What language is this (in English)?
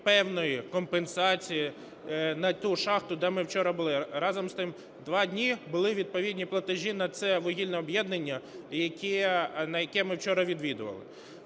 Ukrainian